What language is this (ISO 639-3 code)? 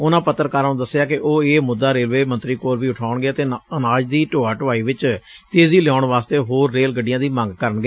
pan